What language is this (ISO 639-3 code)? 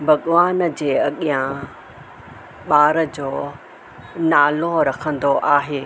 snd